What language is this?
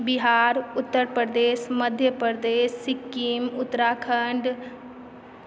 Maithili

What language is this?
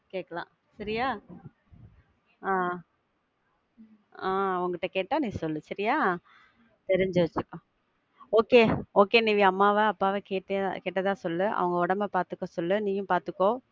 Tamil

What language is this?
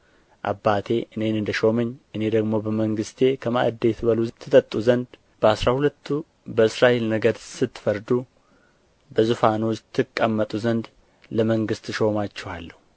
Amharic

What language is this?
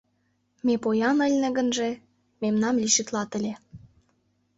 Mari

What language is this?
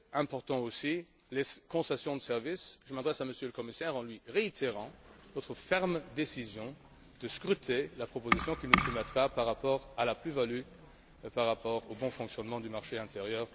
French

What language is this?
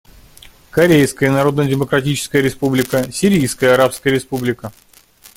Russian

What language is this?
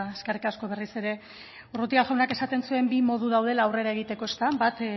Basque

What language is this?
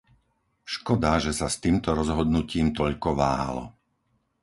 Slovak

